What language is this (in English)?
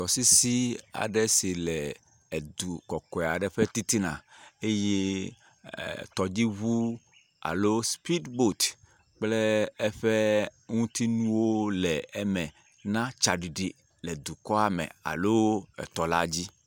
Ewe